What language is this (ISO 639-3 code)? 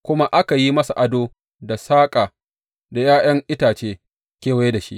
hau